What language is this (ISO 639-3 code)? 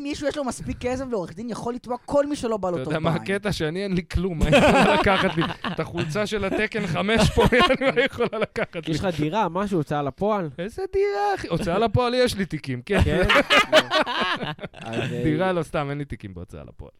heb